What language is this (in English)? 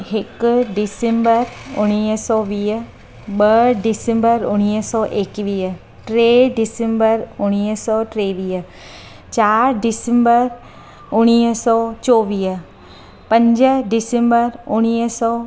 Sindhi